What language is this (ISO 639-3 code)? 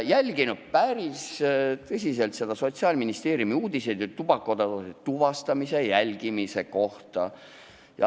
est